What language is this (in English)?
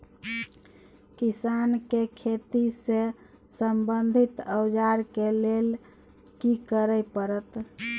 Maithili